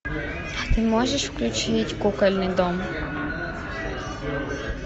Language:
Russian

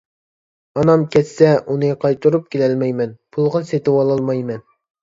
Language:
Uyghur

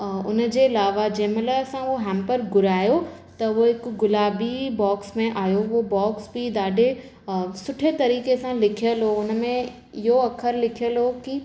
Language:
Sindhi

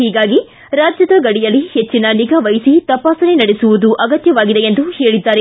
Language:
Kannada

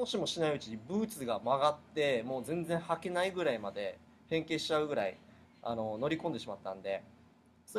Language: Japanese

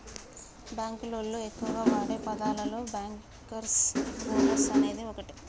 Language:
Telugu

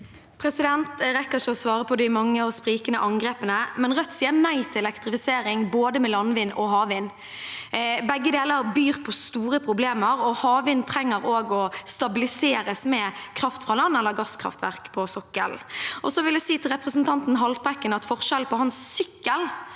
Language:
Norwegian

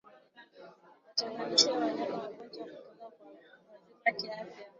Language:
Swahili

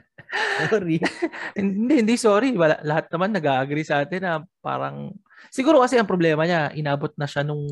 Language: Filipino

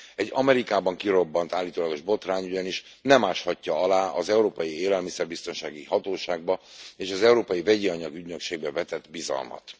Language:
Hungarian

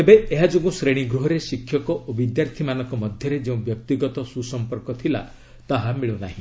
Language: Odia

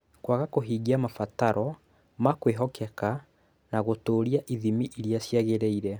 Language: Kikuyu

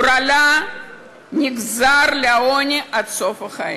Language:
Hebrew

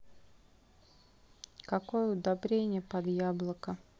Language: Russian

